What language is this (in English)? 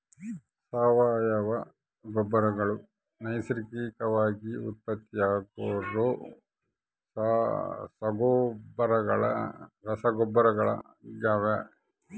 Kannada